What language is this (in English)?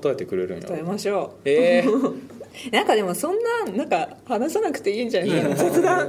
Japanese